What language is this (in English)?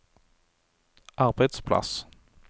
Norwegian